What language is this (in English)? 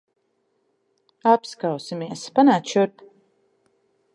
Latvian